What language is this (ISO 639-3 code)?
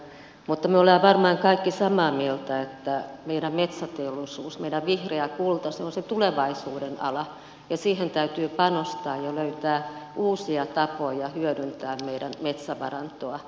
fin